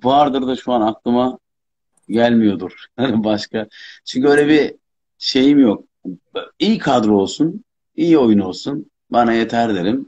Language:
Turkish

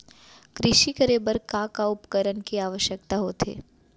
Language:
Chhattisgarhi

